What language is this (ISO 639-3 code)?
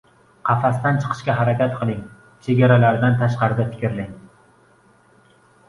uzb